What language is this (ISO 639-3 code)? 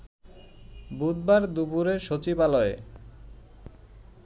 ben